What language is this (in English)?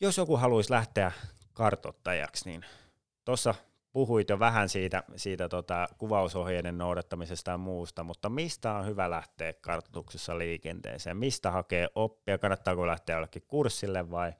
Finnish